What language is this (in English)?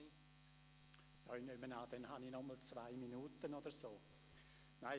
Swiss German